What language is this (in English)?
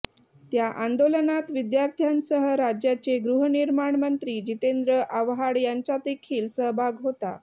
Marathi